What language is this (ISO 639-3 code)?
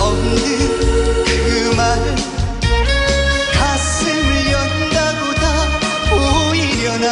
kor